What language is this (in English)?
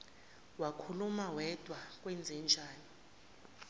Zulu